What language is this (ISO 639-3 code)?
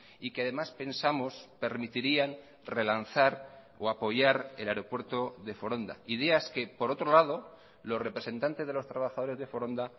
spa